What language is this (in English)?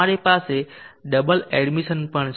Gujarati